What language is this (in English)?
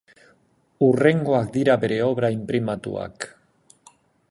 Basque